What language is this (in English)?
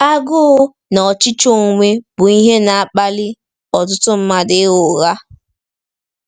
Igbo